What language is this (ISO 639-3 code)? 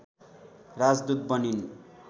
nep